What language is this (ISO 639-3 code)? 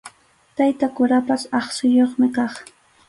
qxu